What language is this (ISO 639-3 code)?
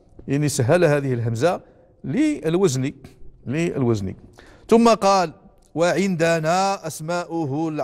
ara